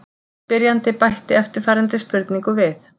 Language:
Icelandic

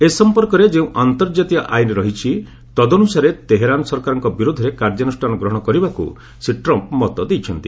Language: Odia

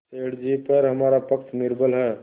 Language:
Hindi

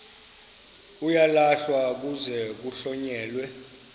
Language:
Xhosa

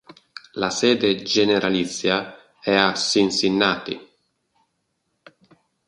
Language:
Italian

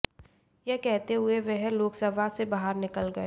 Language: Hindi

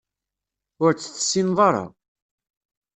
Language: Kabyle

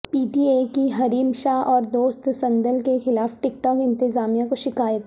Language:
Urdu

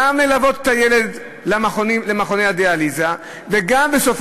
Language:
Hebrew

